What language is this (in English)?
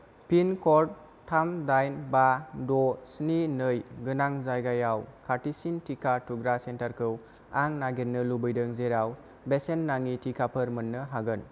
Bodo